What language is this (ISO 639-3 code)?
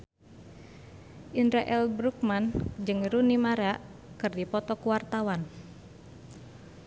sun